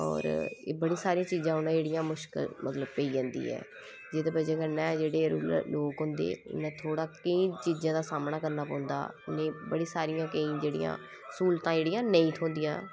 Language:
Dogri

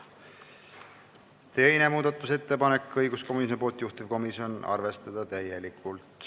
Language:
Estonian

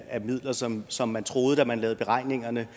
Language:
Danish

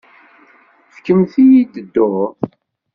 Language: Kabyle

